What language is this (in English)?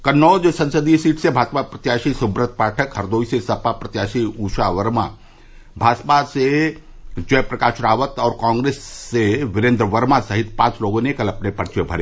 Hindi